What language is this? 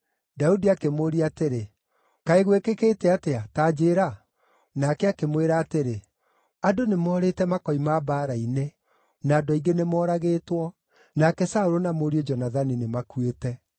Kikuyu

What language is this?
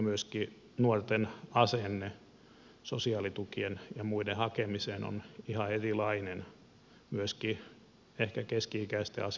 Finnish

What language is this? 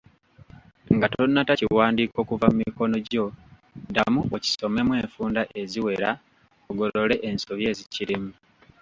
Ganda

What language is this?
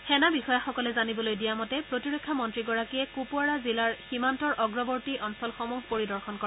Assamese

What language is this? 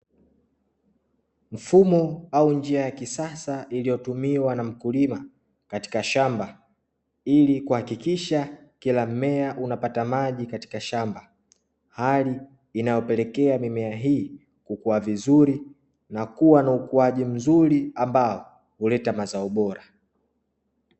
Swahili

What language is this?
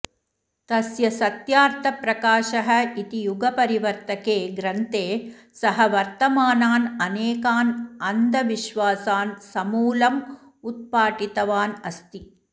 Sanskrit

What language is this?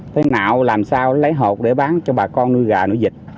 Vietnamese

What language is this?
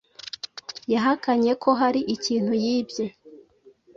Kinyarwanda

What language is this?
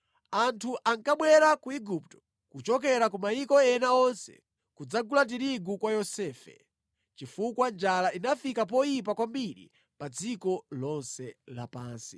Nyanja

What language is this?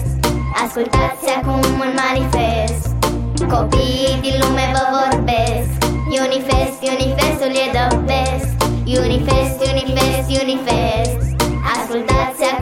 Romanian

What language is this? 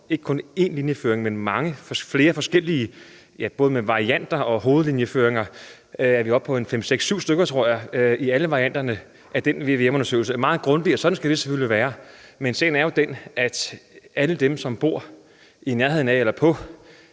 Danish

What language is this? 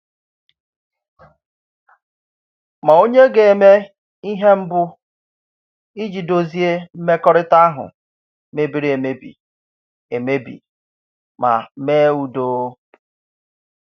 Igbo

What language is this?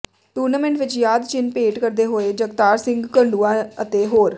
Punjabi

